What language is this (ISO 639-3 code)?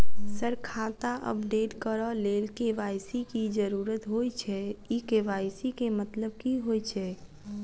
mai